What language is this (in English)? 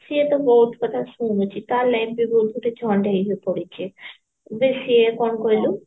Odia